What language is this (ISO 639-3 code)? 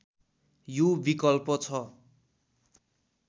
nep